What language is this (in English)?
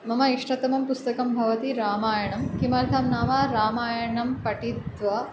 Sanskrit